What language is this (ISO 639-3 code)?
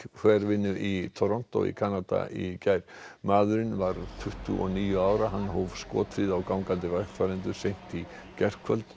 isl